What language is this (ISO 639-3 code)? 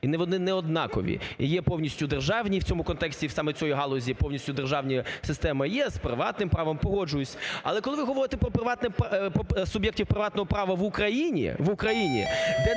ukr